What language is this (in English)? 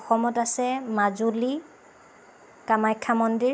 Assamese